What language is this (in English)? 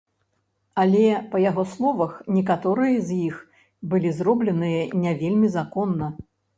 Belarusian